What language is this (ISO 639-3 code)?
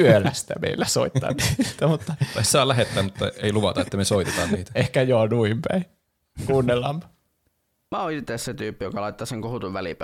fin